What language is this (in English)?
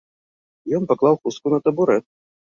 Belarusian